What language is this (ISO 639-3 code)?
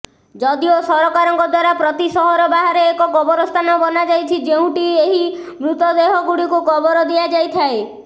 ori